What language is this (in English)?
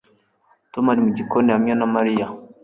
Kinyarwanda